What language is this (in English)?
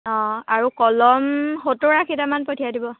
Assamese